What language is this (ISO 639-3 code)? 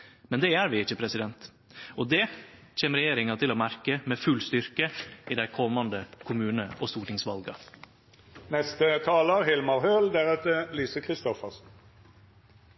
nno